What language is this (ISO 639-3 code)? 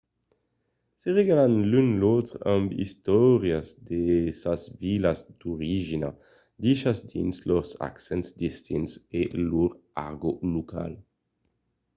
oci